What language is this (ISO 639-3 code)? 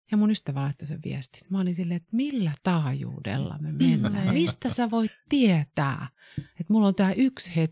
fin